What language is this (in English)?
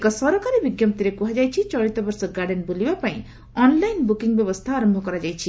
Odia